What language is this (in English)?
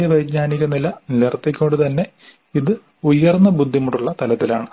Malayalam